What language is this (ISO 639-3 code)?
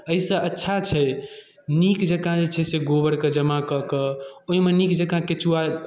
mai